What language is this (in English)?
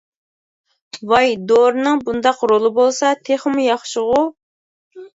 Uyghur